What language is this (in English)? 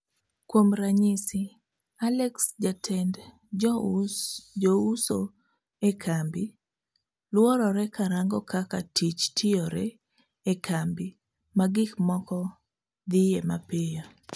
Luo (Kenya and Tanzania)